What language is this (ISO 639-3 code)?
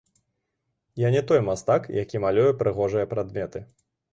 bel